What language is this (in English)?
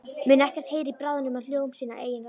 Icelandic